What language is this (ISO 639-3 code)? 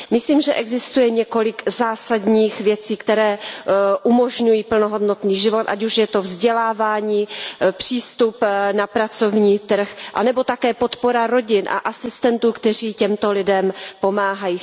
ces